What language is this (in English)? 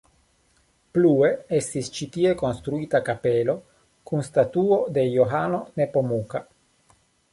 Esperanto